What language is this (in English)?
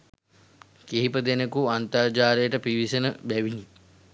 Sinhala